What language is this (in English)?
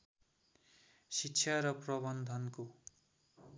Nepali